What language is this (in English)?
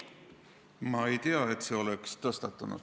Estonian